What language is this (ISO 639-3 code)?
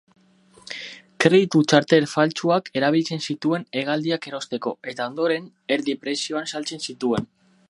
eus